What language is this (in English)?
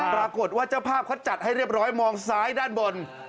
Thai